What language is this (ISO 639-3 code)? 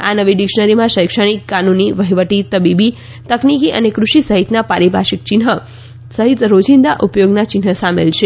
guj